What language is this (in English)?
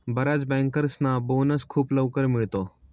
Marathi